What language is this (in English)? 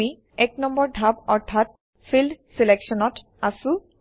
Assamese